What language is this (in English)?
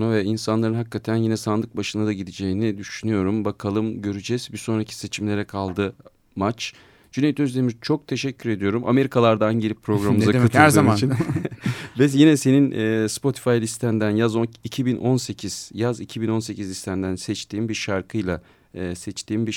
Turkish